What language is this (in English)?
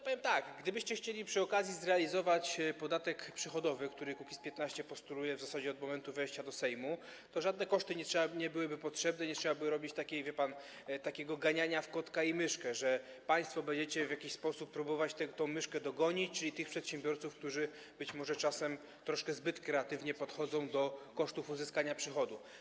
Polish